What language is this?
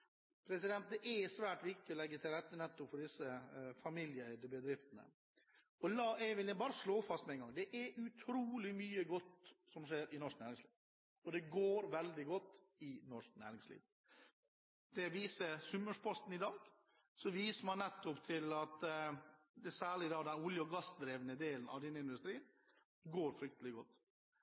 Norwegian Bokmål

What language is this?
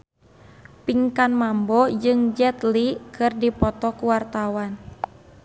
Sundanese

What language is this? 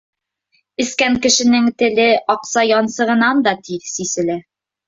Bashkir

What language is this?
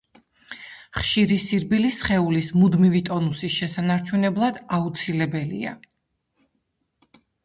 Georgian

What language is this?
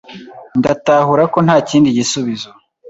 Kinyarwanda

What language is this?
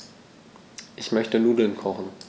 German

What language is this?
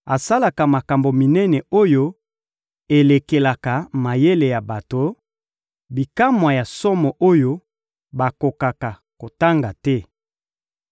Lingala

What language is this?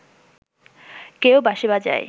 Bangla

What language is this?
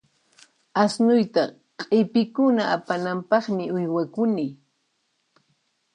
Puno Quechua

